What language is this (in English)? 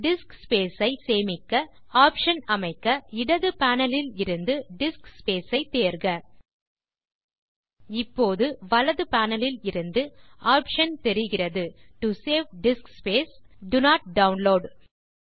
Tamil